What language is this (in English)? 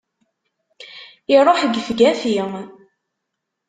Kabyle